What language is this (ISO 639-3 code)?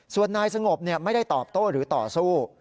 tha